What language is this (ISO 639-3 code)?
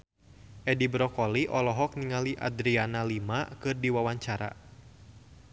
sun